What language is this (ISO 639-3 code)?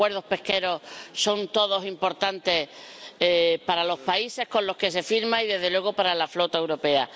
spa